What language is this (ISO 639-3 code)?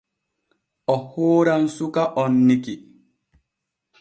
fue